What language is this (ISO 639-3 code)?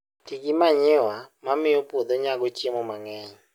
luo